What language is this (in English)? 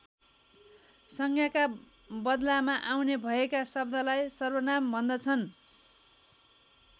Nepali